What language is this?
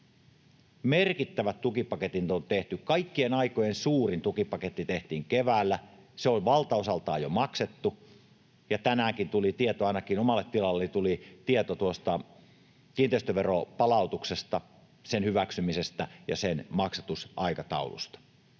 Finnish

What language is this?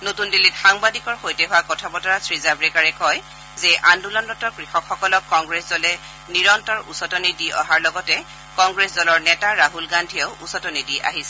Assamese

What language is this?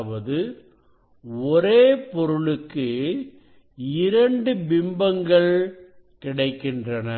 Tamil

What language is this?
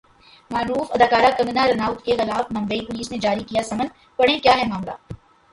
Urdu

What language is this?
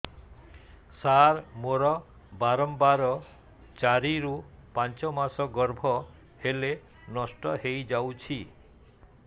Odia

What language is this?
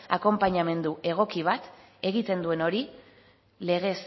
Basque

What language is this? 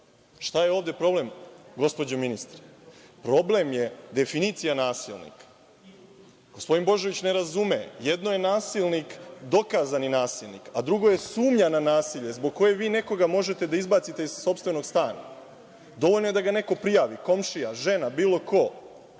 Serbian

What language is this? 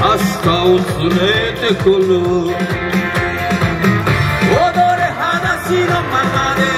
Japanese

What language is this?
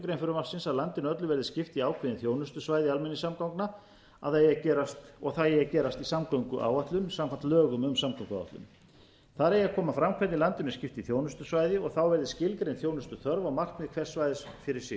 Icelandic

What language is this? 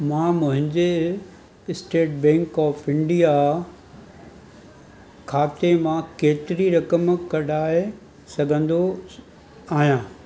Sindhi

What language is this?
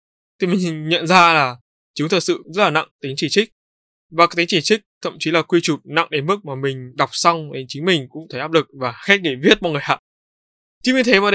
Vietnamese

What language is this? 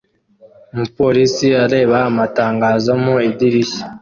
Kinyarwanda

